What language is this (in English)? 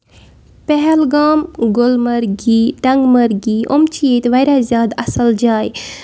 Kashmiri